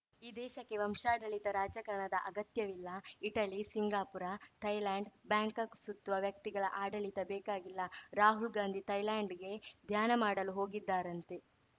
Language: Kannada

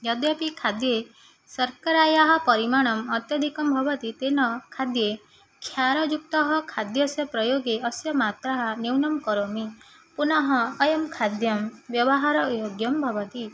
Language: Sanskrit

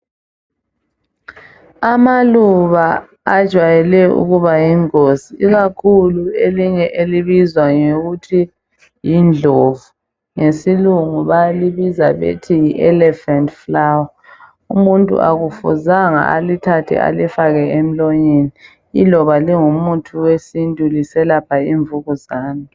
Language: North Ndebele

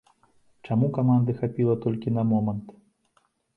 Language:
Belarusian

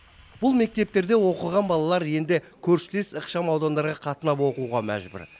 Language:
Kazakh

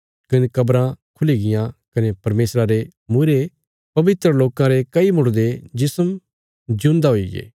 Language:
Bilaspuri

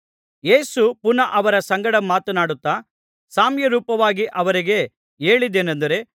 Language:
Kannada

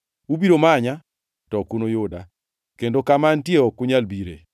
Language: Luo (Kenya and Tanzania)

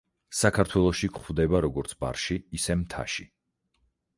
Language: Georgian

